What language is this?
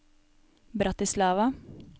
Norwegian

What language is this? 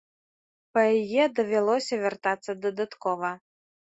Belarusian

